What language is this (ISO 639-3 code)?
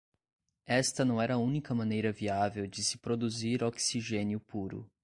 por